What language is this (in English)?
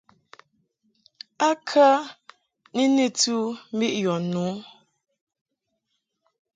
Mungaka